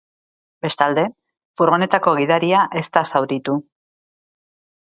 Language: Basque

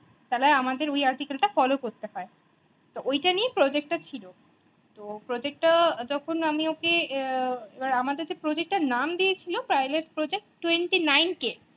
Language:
Bangla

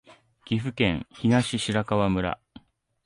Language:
Japanese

